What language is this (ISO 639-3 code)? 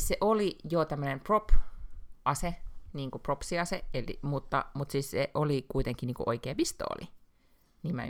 fin